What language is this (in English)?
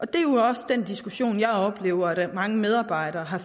Danish